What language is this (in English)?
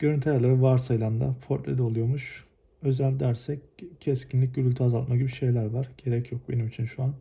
Turkish